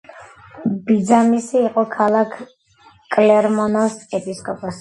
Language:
Georgian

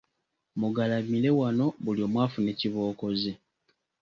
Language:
Ganda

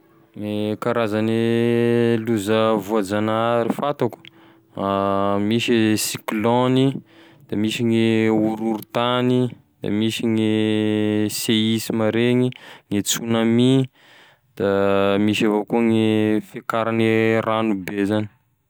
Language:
Tesaka Malagasy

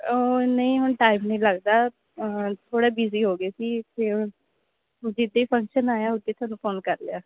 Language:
Punjabi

